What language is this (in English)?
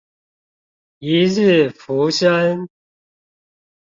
Chinese